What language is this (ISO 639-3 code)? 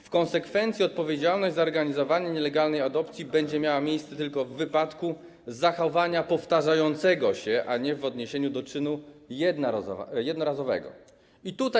pol